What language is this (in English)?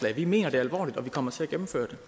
Danish